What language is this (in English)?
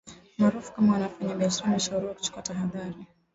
Swahili